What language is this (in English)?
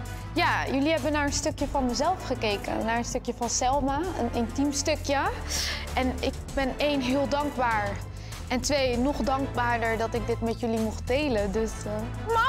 Dutch